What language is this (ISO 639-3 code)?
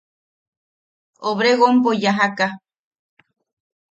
yaq